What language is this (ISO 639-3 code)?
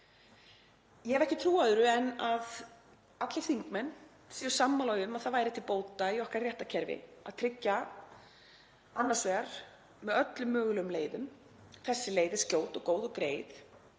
isl